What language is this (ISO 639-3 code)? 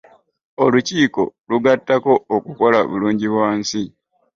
lug